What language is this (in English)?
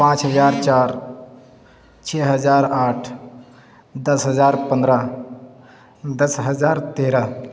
Urdu